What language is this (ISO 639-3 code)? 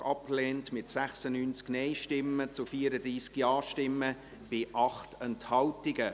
gsw